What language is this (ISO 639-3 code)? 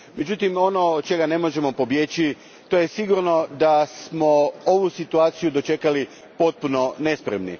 hrv